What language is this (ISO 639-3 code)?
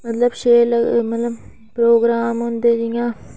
doi